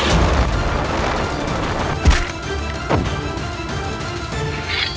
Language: Indonesian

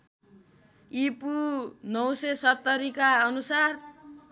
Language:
Nepali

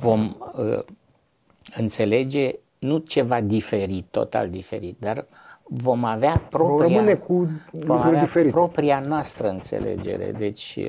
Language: Romanian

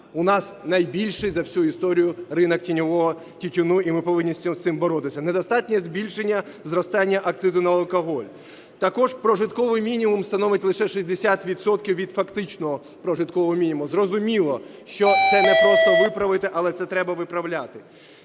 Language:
Ukrainian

